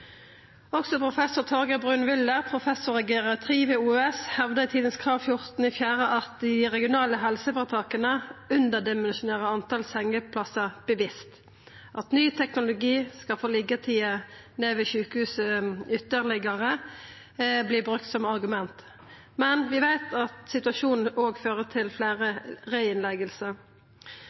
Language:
Norwegian Nynorsk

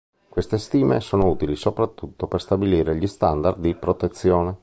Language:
Italian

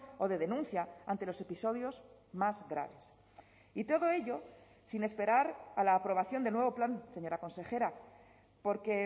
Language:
Spanish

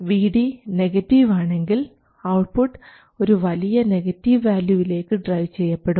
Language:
Malayalam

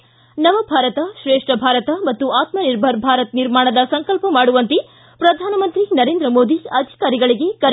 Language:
Kannada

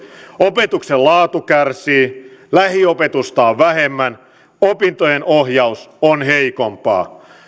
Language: Finnish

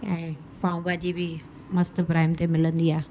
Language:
Sindhi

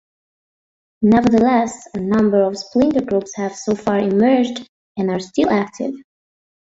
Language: English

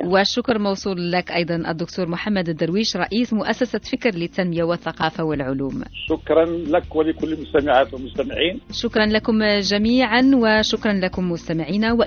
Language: Arabic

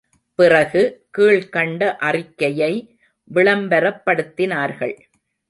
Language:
Tamil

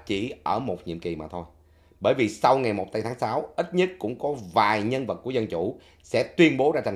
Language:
Vietnamese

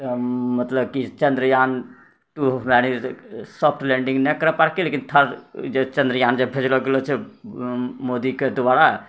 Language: Maithili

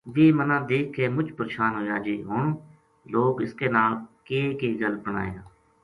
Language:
Gujari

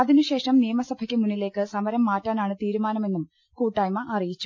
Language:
Malayalam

